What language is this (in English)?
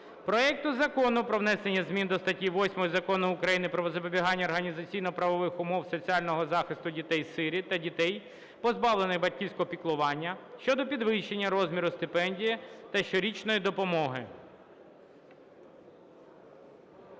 Ukrainian